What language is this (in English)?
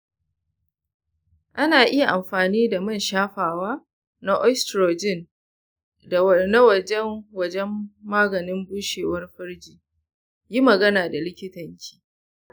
Hausa